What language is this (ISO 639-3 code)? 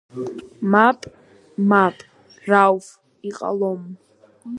abk